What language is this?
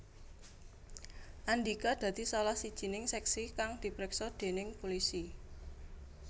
Javanese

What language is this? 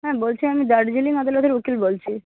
Bangla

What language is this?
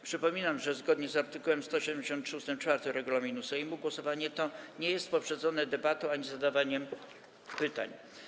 Polish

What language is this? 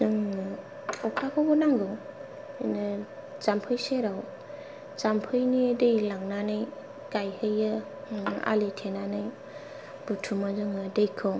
Bodo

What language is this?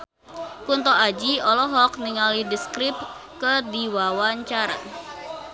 Sundanese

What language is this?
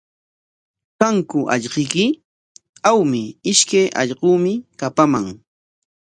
Corongo Ancash Quechua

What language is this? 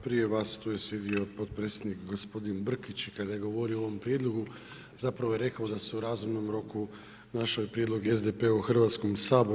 Croatian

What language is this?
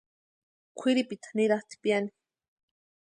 Western Highland Purepecha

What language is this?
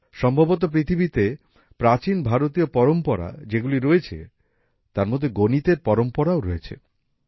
Bangla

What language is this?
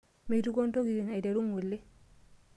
Masai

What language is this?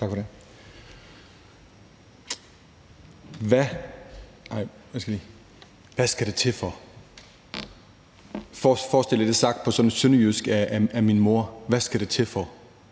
Danish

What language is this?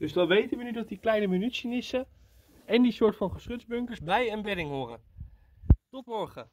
Dutch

